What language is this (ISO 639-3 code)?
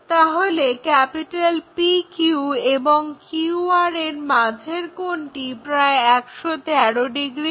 ben